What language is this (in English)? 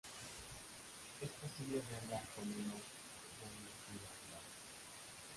Spanish